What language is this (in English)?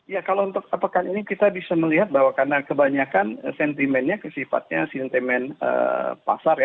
Indonesian